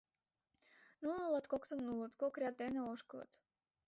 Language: Mari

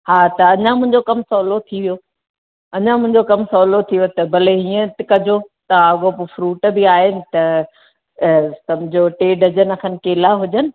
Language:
Sindhi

